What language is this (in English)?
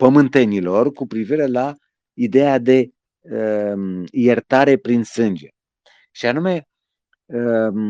Romanian